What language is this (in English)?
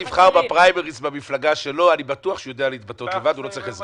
Hebrew